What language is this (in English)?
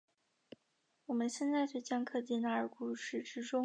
Chinese